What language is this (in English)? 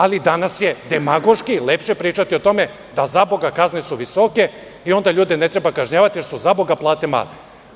Serbian